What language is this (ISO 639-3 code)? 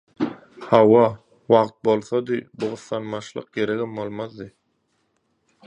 tuk